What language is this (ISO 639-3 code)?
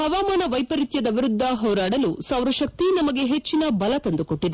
kan